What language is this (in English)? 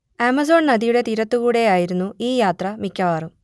Malayalam